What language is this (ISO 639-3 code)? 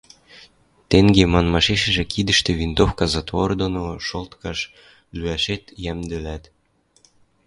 mrj